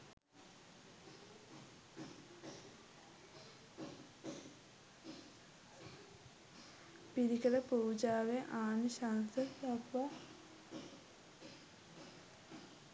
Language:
Sinhala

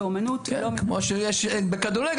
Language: Hebrew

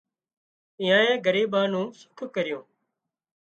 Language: Wadiyara Koli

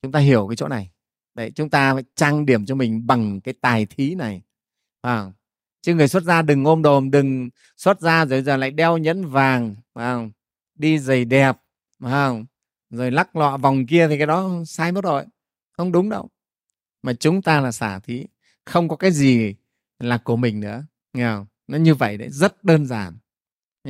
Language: Vietnamese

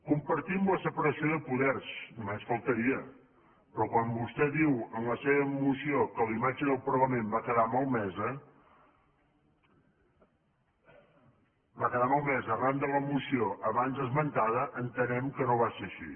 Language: Catalan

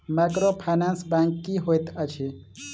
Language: Maithili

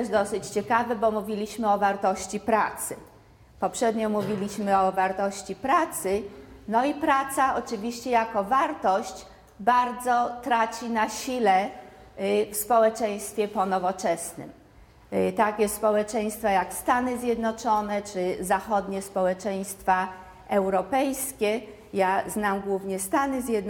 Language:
Polish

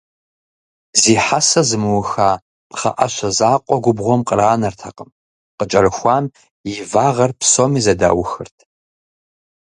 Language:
Kabardian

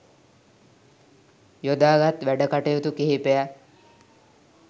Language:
Sinhala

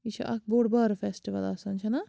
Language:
Kashmiri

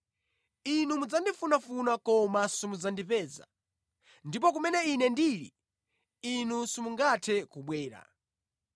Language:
Nyanja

